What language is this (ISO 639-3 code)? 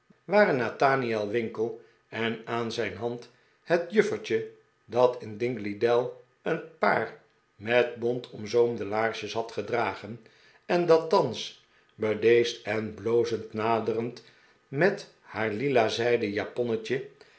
nld